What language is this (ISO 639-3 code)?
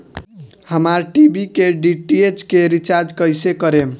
bho